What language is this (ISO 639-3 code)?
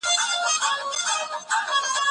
pus